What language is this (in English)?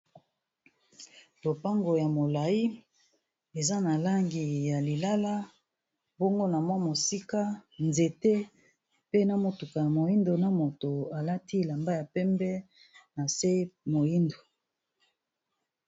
Lingala